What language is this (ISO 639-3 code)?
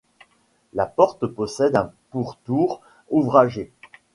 fra